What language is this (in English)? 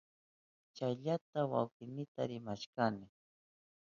Southern Pastaza Quechua